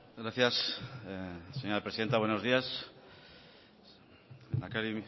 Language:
Spanish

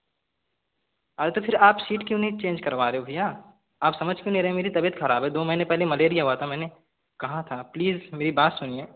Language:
Hindi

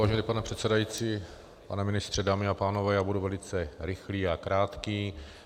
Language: Czech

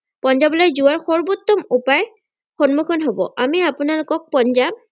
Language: Assamese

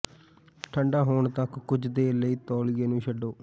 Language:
Punjabi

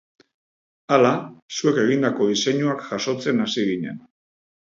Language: Basque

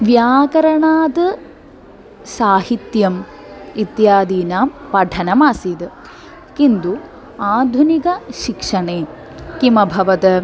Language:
Sanskrit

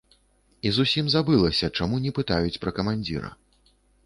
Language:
Belarusian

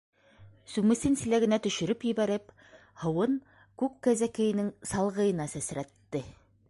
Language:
Bashkir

